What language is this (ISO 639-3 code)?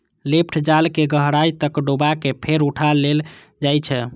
mai